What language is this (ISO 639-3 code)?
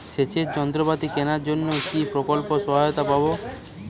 ben